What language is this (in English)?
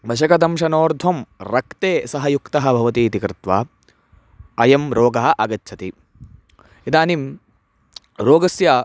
Sanskrit